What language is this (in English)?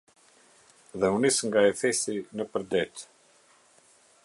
Albanian